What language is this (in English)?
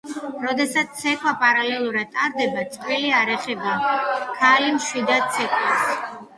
Georgian